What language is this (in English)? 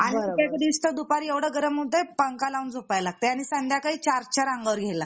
Marathi